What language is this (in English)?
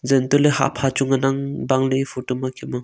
Wancho Naga